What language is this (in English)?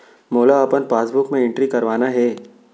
Chhattisgarhi